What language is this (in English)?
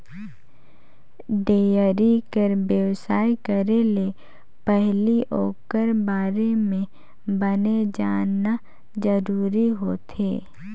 Chhattisgarhi